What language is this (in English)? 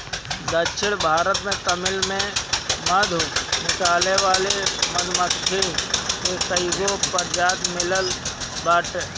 Bhojpuri